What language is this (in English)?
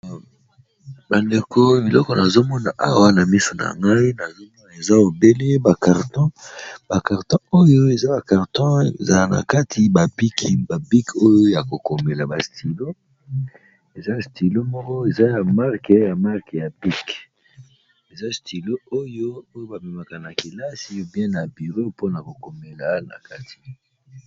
Lingala